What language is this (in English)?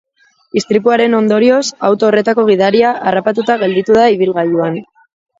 Basque